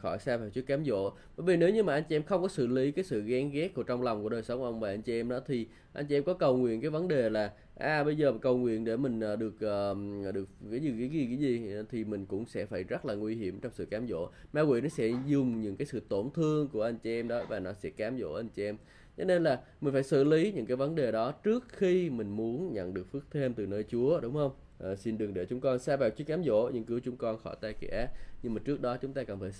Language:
Vietnamese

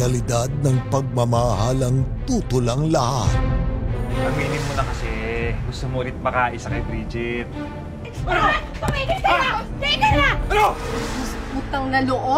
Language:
Filipino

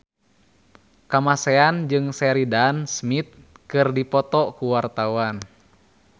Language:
Sundanese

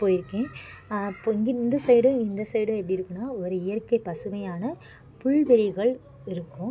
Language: Tamil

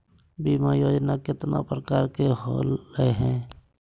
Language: Magahi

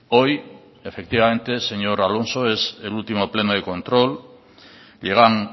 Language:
Spanish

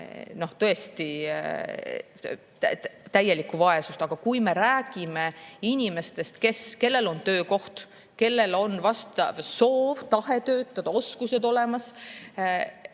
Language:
Estonian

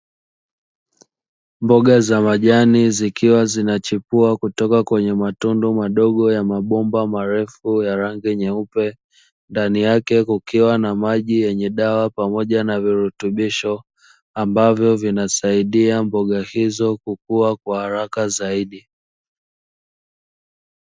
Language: Swahili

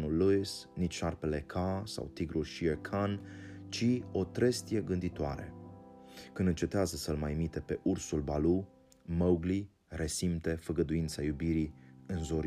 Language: Romanian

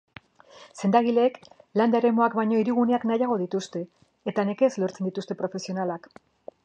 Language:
Basque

